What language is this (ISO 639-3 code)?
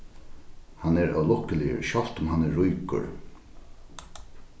fao